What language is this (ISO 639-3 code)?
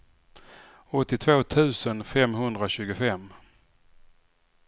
swe